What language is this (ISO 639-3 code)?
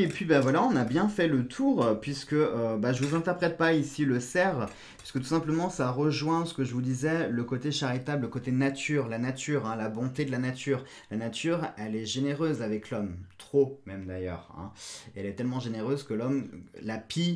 fra